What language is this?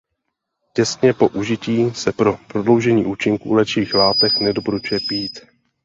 Czech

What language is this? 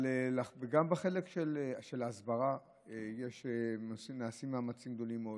Hebrew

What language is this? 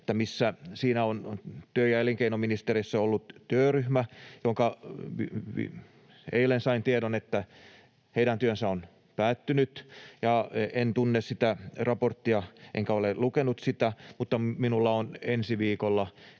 Finnish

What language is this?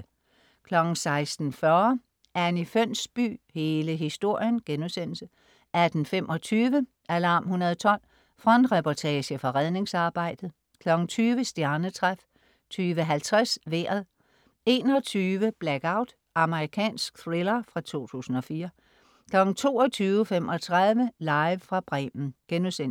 Danish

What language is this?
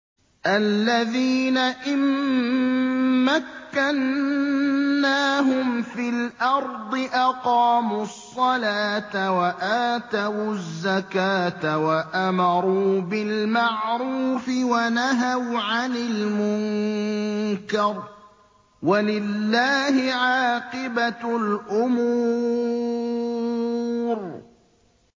Arabic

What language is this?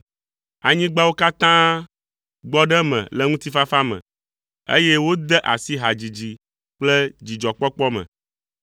Ewe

